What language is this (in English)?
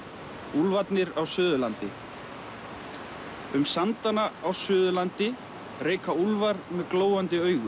Icelandic